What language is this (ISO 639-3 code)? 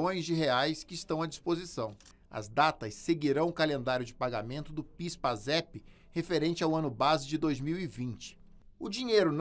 por